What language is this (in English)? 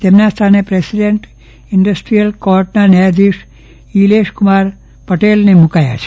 Gujarati